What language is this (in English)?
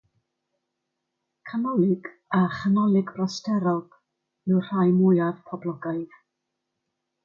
Welsh